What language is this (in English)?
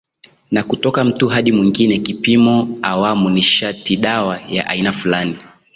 Swahili